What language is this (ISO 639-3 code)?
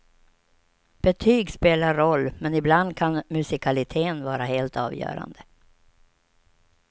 swe